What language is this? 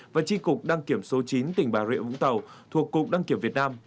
Vietnamese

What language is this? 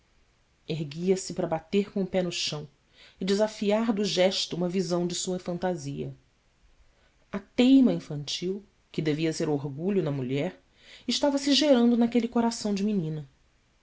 Portuguese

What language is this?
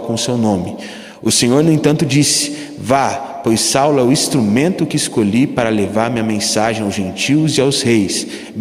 Portuguese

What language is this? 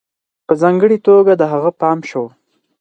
Pashto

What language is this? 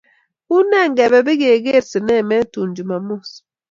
Kalenjin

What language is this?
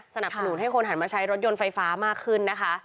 Thai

